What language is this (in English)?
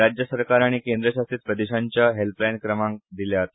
Konkani